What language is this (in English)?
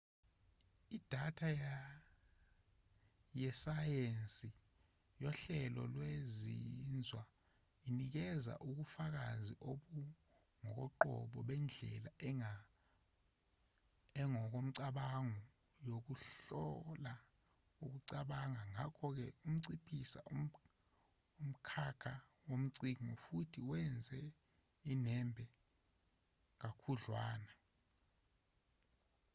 Zulu